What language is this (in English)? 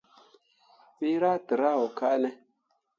Mundang